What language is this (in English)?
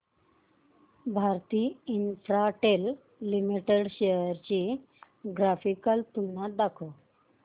Marathi